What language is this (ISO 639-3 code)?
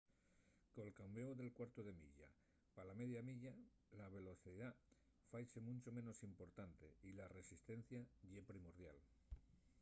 ast